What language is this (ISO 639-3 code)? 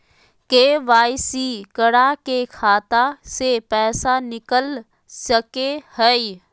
mag